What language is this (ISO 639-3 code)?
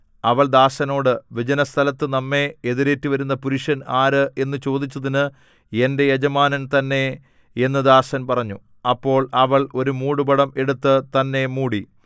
mal